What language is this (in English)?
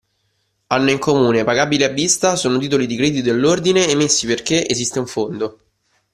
Italian